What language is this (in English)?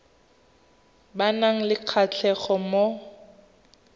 Tswana